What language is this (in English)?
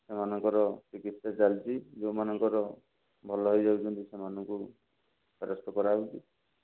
Odia